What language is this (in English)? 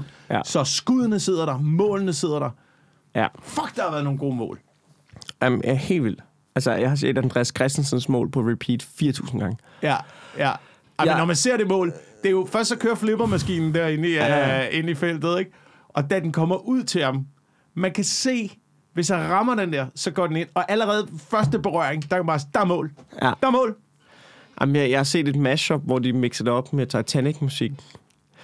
Danish